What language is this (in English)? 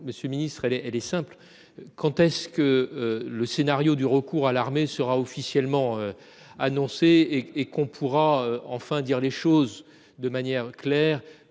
French